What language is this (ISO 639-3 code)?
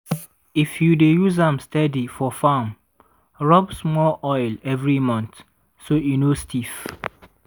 pcm